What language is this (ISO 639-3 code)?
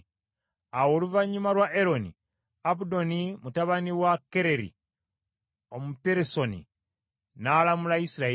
lug